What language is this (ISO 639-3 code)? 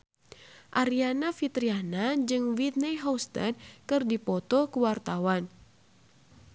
sun